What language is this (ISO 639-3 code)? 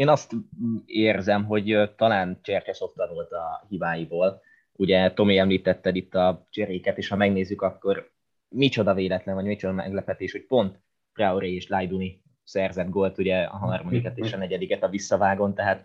hun